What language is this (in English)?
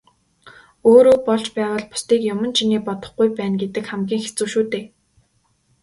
Mongolian